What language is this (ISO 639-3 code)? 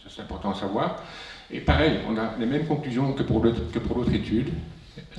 fra